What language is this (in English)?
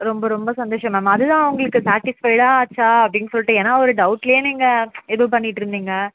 Tamil